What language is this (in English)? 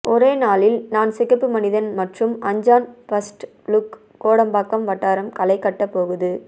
Tamil